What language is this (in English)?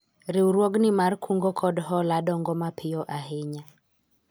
Luo (Kenya and Tanzania)